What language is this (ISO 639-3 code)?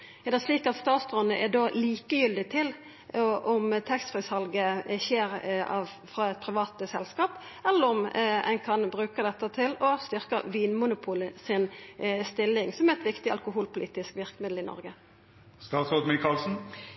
nno